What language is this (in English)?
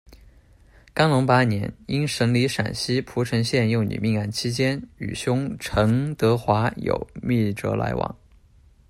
Chinese